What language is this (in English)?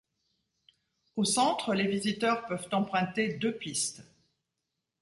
French